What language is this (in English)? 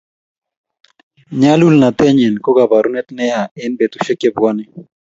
Kalenjin